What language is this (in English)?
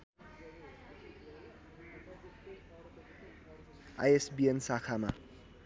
Nepali